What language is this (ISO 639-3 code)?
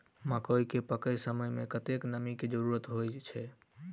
mai